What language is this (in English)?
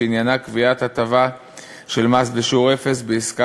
Hebrew